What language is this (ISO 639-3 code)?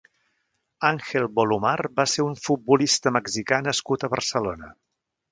cat